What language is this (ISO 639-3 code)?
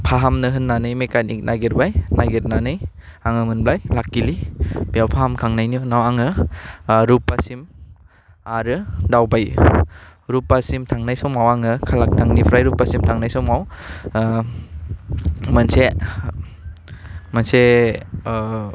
brx